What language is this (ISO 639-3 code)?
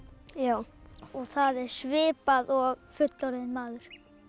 isl